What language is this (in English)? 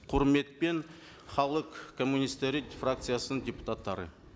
Kazakh